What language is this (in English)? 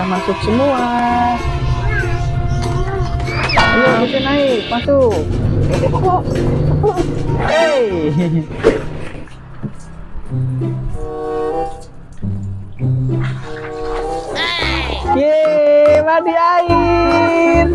Indonesian